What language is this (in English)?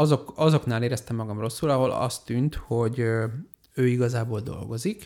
Hungarian